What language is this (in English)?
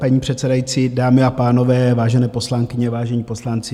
Czech